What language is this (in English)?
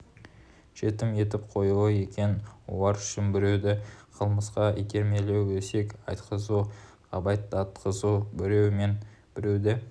Kazakh